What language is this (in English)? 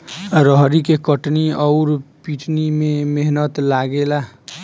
Bhojpuri